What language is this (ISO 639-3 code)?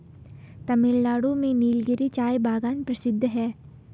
hin